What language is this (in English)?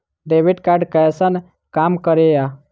Maithili